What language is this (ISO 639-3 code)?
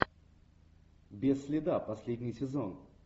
rus